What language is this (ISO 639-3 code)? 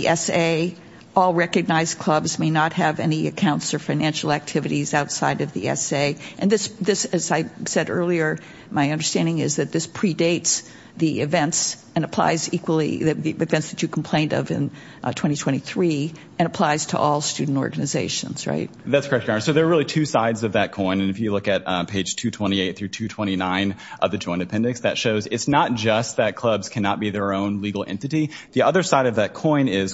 eng